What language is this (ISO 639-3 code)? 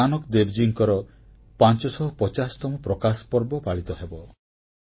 ori